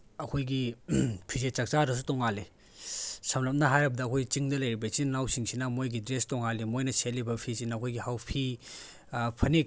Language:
Manipuri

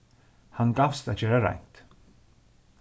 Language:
Faroese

